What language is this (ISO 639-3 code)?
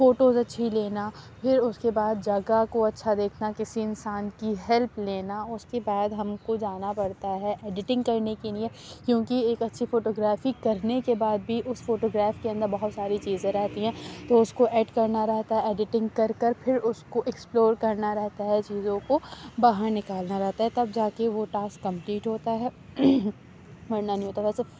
urd